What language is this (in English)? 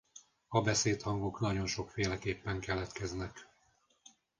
Hungarian